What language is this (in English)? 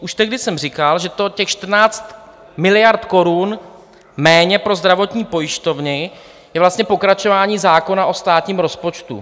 Czech